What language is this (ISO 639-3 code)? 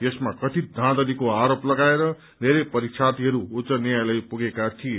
nep